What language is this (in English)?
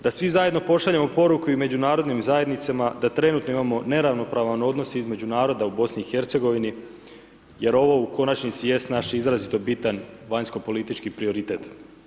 Croatian